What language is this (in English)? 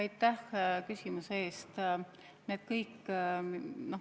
Estonian